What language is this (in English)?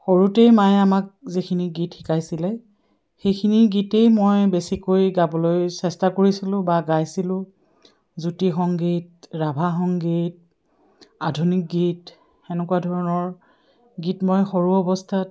Assamese